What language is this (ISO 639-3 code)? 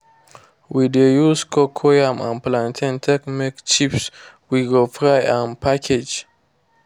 pcm